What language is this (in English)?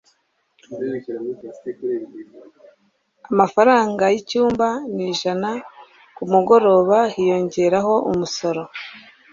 Kinyarwanda